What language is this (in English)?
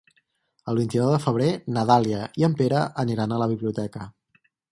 Catalan